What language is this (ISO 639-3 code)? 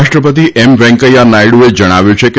guj